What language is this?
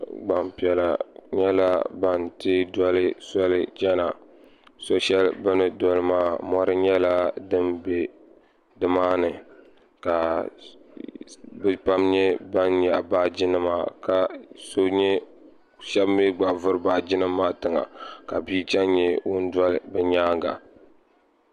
Dagbani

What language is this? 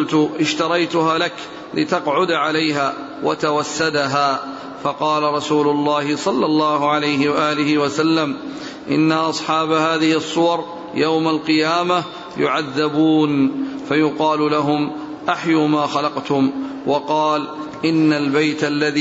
Arabic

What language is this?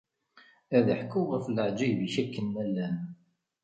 Kabyle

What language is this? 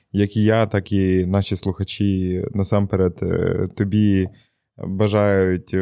Ukrainian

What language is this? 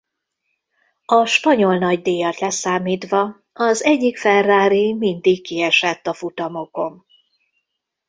Hungarian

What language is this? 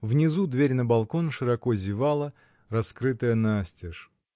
Russian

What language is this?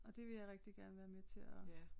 Danish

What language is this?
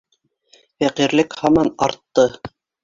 Bashkir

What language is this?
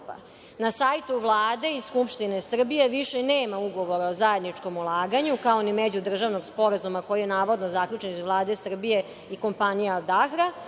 Serbian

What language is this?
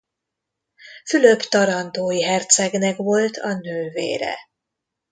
Hungarian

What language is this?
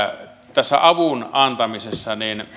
Finnish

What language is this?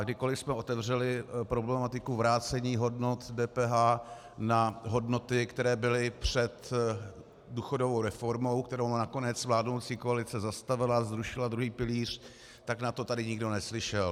Czech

